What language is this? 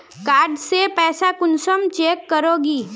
Magahi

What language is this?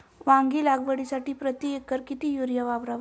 Marathi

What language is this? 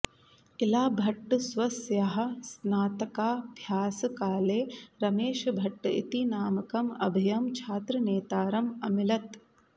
Sanskrit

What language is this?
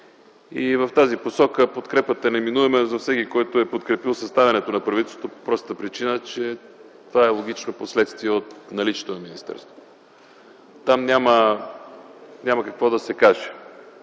Bulgarian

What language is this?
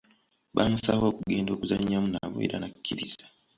Ganda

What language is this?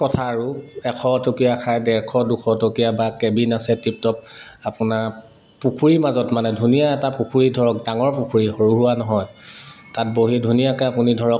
Assamese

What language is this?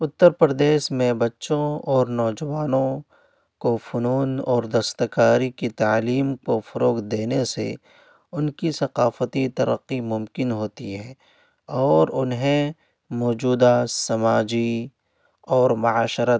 Urdu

